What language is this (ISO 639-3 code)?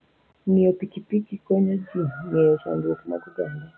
luo